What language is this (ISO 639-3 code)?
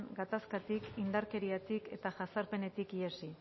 eus